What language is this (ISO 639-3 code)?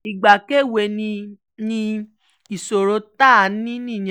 yor